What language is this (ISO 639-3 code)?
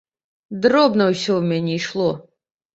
bel